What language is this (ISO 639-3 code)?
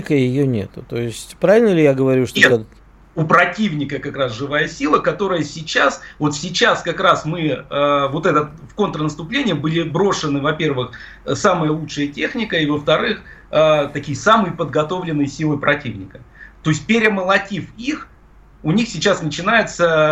rus